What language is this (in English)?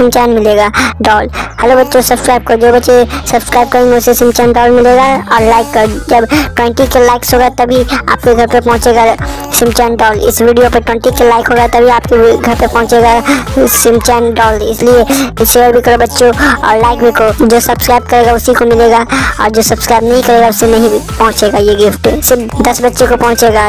Romanian